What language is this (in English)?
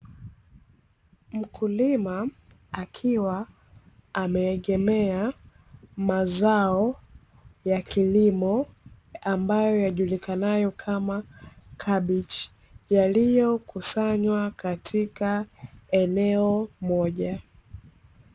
Swahili